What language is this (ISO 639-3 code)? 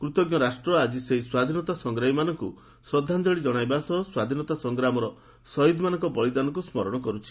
ori